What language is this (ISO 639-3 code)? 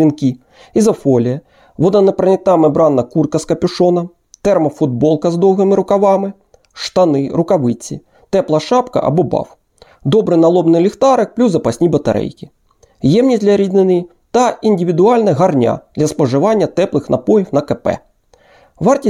ukr